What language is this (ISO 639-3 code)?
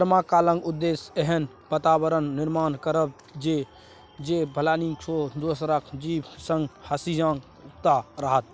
mai